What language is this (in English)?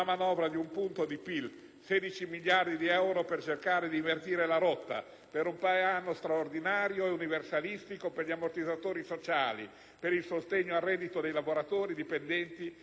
Italian